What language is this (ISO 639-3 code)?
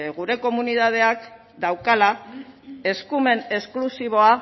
eus